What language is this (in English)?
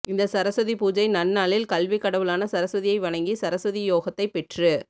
Tamil